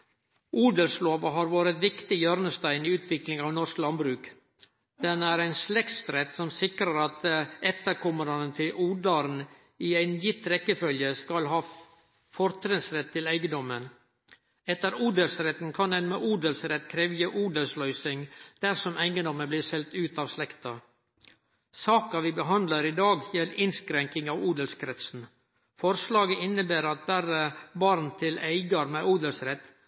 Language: Norwegian Nynorsk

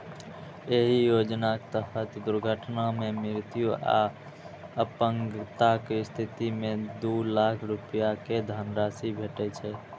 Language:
Maithili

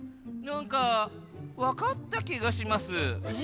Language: Japanese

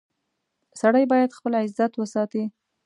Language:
Pashto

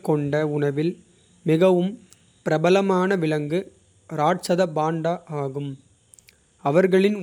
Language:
Kota (India)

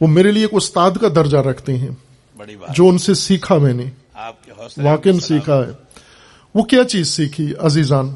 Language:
Urdu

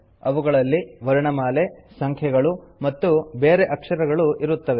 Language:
Kannada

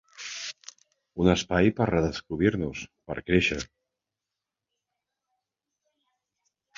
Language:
Catalan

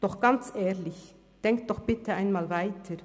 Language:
Swiss German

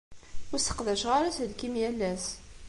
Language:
Kabyle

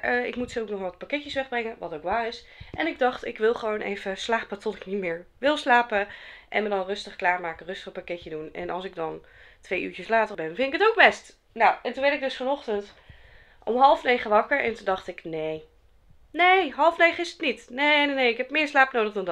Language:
Dutch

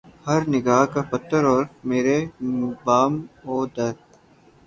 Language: Urdu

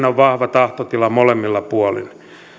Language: Finnish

